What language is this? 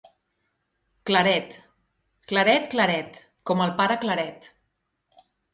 Catalan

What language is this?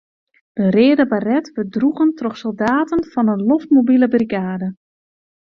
Western Frisian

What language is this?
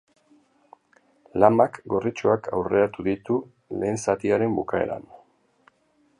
Basque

